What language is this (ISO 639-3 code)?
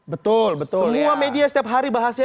ind